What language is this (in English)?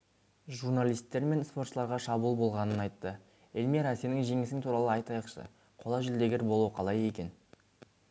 Kazakh